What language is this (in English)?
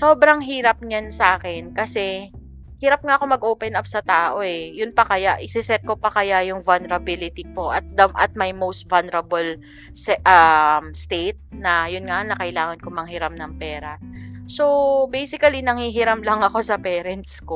Filipino